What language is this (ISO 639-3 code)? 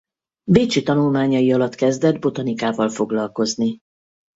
hun